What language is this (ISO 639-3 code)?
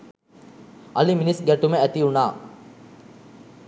sin